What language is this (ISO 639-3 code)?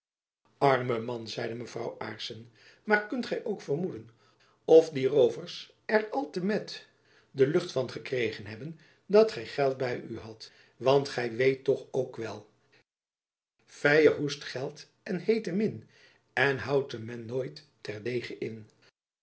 nld